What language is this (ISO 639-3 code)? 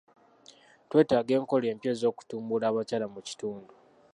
lug